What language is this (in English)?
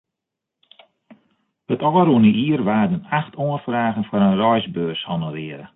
Western Frisian